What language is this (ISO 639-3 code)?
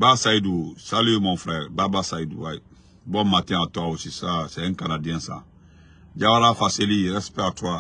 fra